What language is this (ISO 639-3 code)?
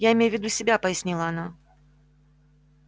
rus